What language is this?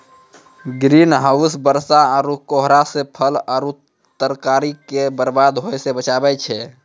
Maithili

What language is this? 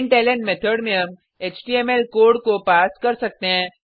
Hindi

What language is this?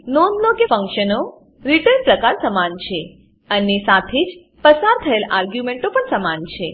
Gujarati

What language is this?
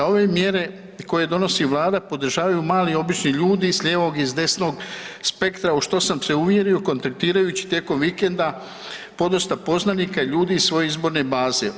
Croatian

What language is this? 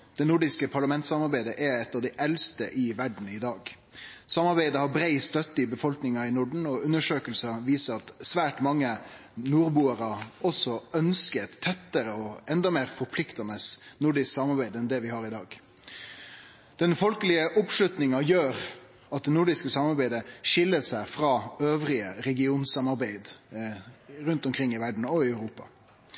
Norwegian Nynorsk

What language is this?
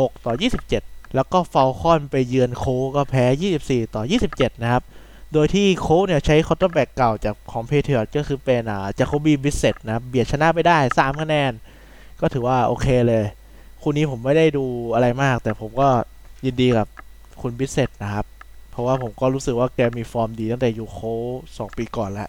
Thai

